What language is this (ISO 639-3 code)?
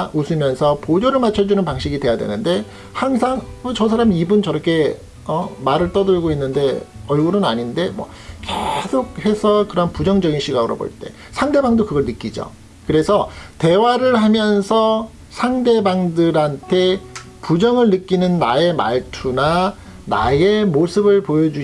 kor